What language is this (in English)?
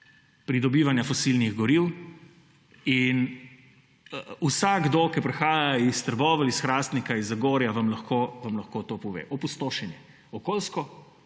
Slovenian